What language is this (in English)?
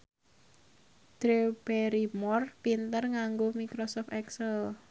Javanese